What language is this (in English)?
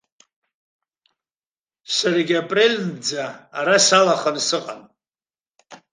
Abkhazian